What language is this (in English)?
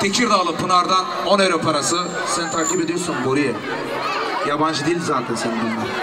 Turkish